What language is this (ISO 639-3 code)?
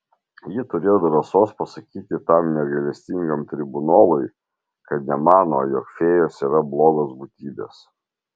lit